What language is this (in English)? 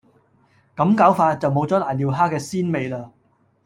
Cantonese